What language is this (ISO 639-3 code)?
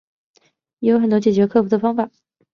zho